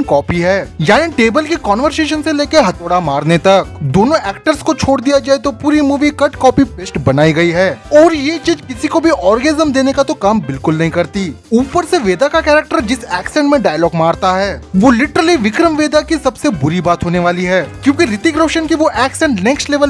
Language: Hindi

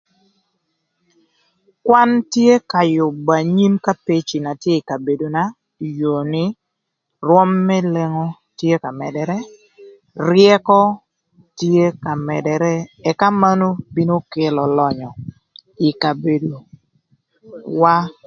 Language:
Thur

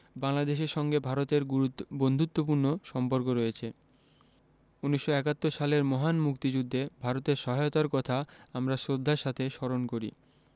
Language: Bangla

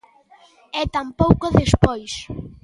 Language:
Galician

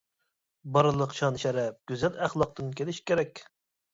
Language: Uyghur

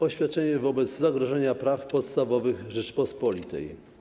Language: Polish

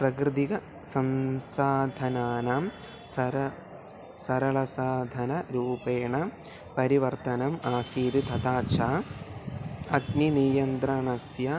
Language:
Sanskrit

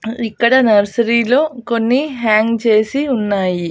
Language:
Telugu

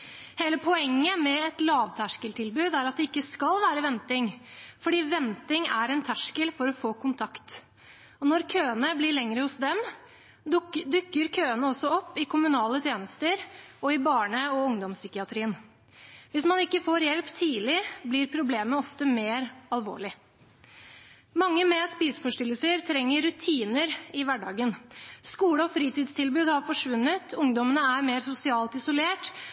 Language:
Norwegian Bokmål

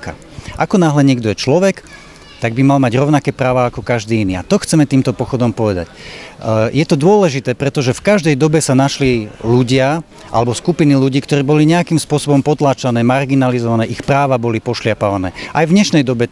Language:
Slovak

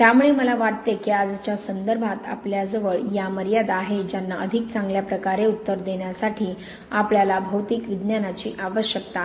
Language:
Marathi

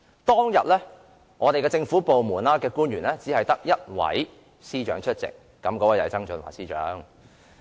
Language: Cantonese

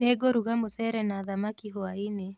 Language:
Kikuyu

